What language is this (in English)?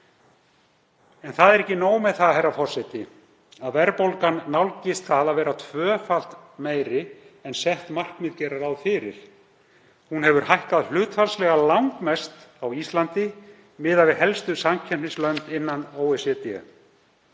Icelandic